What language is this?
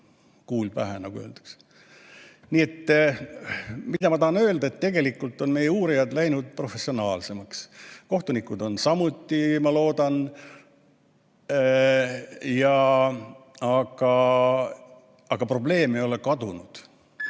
Estonian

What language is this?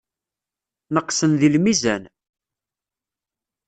Kabyle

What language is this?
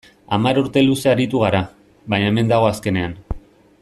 Basque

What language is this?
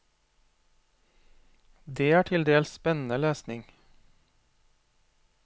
Norwegian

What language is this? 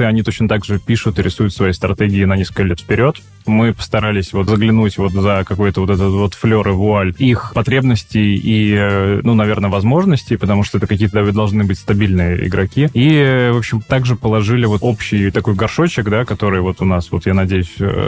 Russian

